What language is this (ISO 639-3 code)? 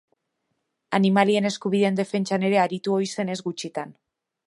eus